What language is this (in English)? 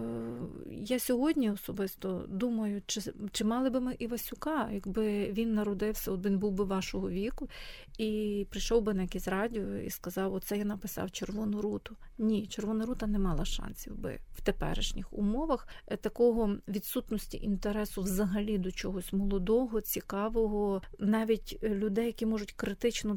Ukrainian